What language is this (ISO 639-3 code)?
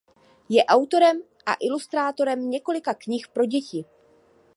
ces